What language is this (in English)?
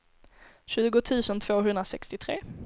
Swedish